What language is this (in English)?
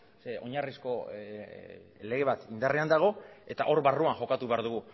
Basque